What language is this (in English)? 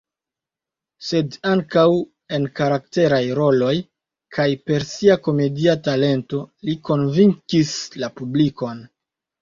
Esperanto